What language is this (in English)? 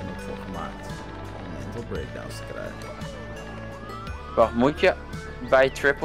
Dutch